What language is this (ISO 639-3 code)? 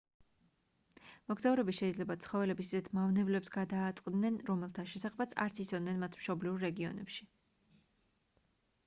kat